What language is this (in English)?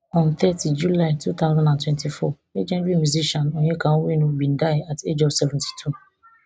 Nigerian Pidgin